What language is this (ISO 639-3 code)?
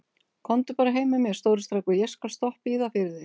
isl